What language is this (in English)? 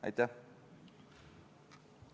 Estonian